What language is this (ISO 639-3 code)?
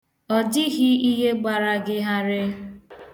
ibo